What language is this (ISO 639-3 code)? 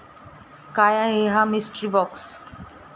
mar